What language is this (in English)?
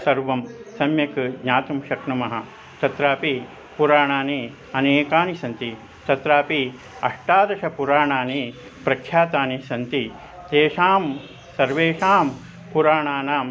Sanskrit